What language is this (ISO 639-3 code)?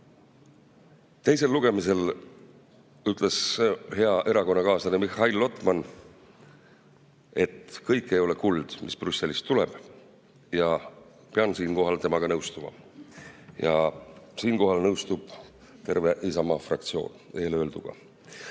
est